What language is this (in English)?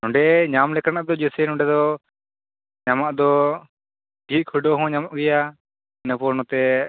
Santali